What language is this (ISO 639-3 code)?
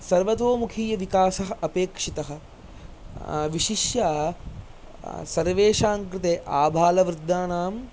san